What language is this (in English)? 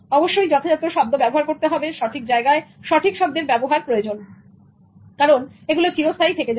Bangla